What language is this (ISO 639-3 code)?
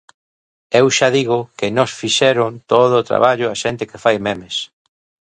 glg